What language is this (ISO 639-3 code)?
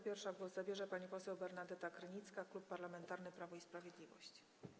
pol